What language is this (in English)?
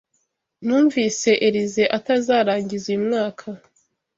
Kinyarwanda